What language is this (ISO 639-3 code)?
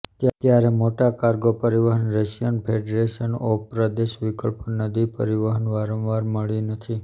guj